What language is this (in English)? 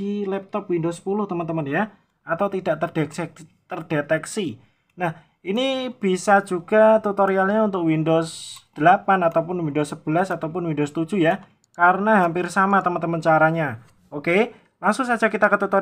Indonesian